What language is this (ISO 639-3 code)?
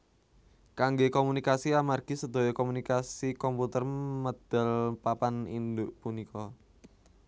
jav